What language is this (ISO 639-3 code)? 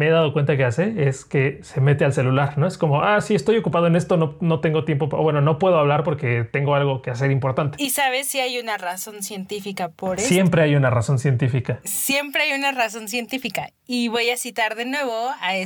spa